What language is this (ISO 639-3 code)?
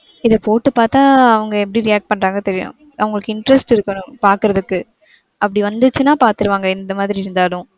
tam